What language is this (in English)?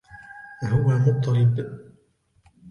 Arabic